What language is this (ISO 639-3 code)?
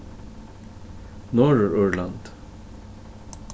fao